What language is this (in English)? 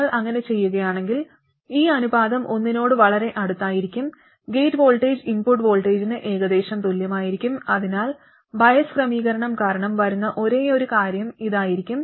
Malayalam